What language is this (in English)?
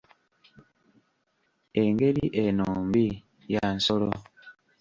Ganda